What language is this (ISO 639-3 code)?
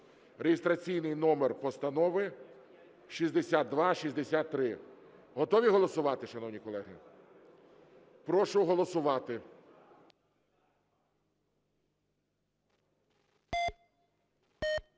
ukr